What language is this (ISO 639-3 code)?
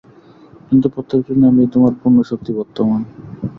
ben